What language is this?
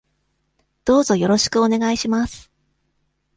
Japanese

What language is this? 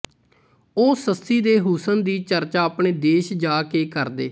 Punjabi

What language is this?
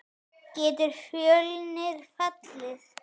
Icelandic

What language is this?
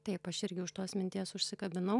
Lithuanian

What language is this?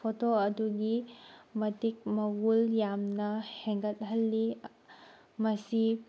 Manipuri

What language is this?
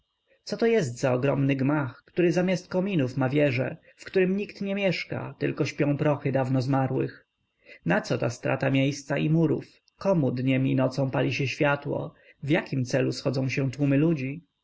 Polish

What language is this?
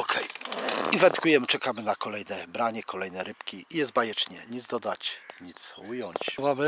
Polish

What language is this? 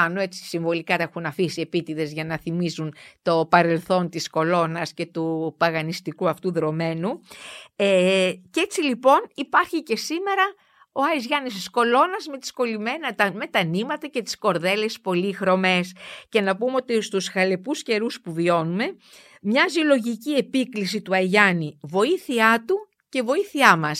Greek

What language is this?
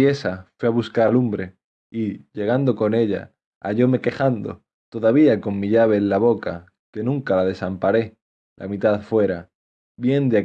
Spanish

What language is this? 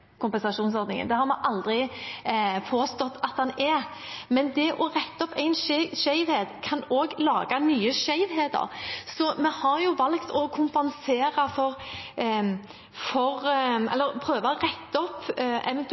Norwegian Bokmål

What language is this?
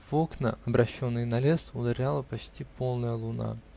Russian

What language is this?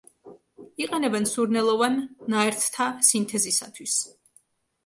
Georgian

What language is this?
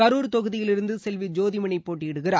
Tamil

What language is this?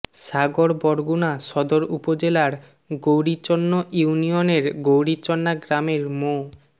Bangla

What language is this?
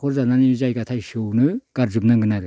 Bodo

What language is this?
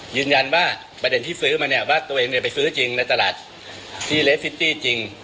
Thai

